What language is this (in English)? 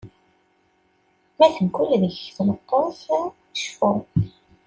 Kabyle